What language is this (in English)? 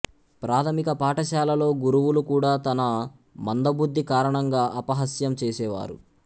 Telugu